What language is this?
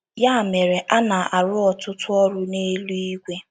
Igbo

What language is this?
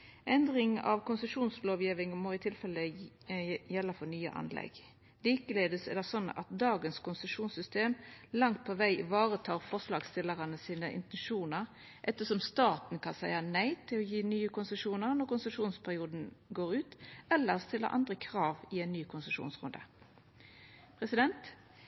Norwegian Nynorsk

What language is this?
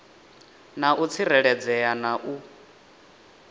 Venda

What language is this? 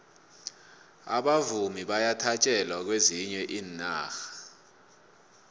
South Ndebele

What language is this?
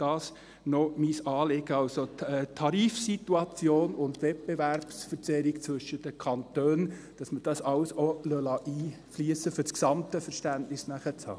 Swiss German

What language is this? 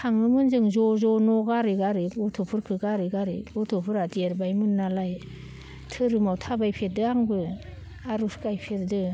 Bodo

